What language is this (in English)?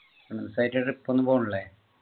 Malayalam